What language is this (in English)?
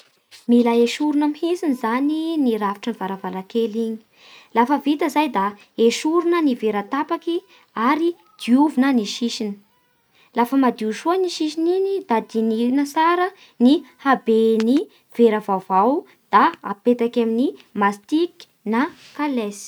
Bara Malagasy